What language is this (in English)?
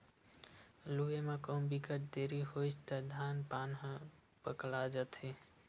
Chhattisgarhi